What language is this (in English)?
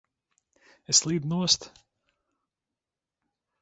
Latvian